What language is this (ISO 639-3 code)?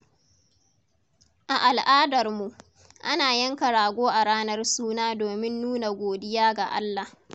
hau